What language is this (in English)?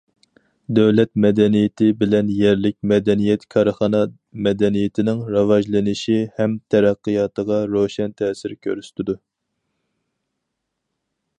Uyghur